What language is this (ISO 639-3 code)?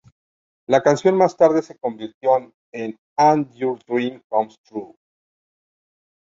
spa